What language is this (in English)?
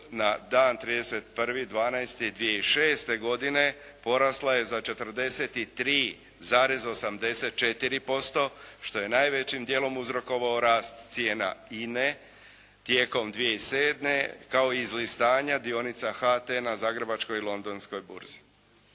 Croatian